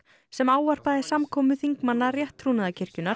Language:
Icelandic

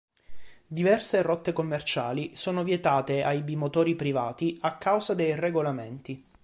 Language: Italian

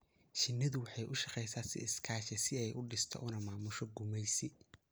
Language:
Somali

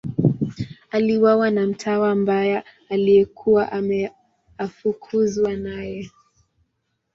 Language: Swahili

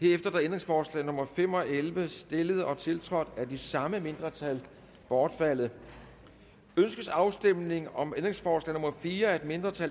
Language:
Danish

